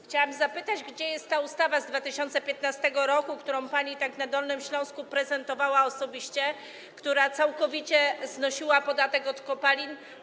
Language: Polish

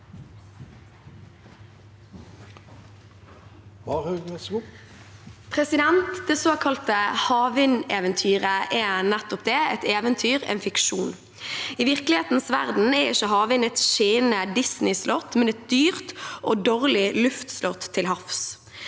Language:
Norwegian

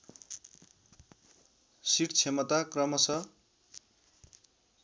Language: Nepali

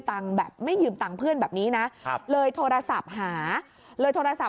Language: Thai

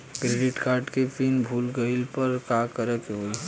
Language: Bhojpuri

